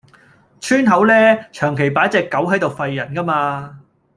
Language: Cantonese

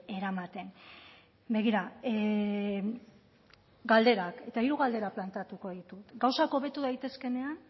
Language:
Basque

